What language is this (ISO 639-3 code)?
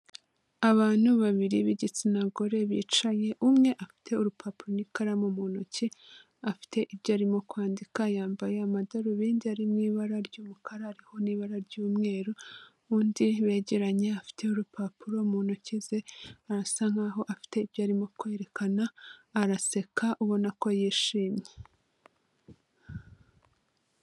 kin